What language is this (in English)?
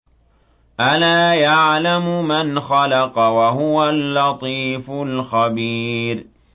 Arabic